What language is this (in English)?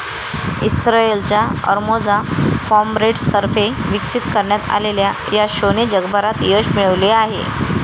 Marathi